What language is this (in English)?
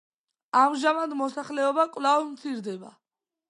Georgian